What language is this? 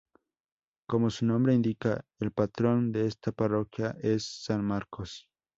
Spanish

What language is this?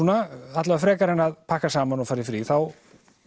Icelandic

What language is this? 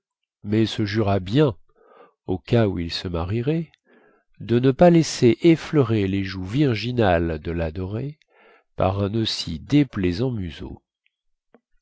French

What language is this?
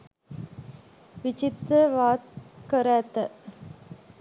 Sinhala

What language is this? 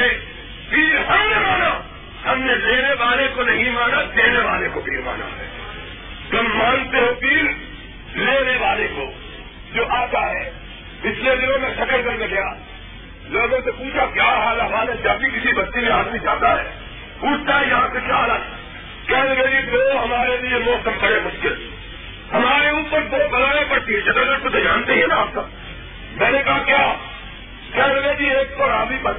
Urdu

